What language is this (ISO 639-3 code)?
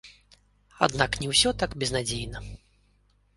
bel